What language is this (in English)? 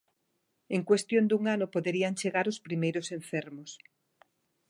Galician